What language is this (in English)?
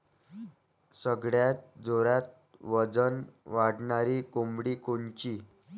Marathi